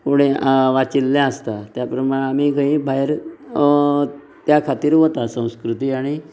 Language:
Konkani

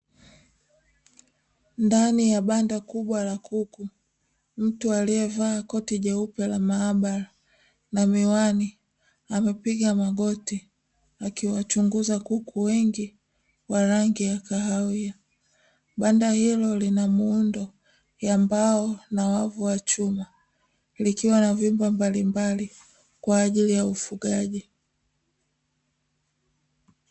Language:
Swahili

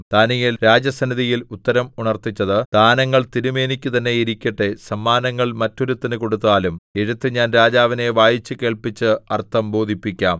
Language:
Malayalam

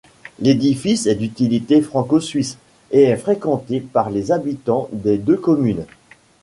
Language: French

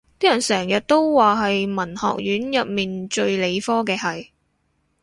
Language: Cantonese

